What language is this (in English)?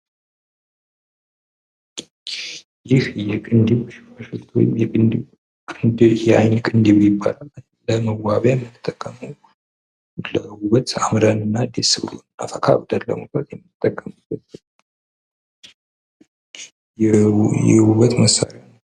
Amharic